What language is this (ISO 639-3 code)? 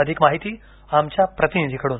mar